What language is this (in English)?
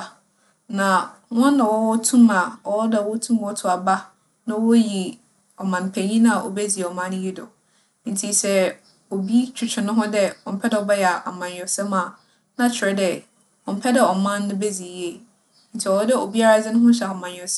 Akan